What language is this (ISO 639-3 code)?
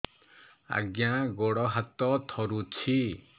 ori